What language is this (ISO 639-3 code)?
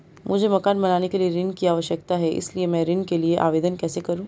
hin